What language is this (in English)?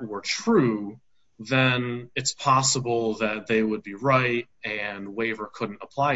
English